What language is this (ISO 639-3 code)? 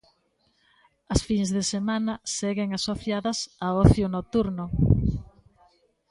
glg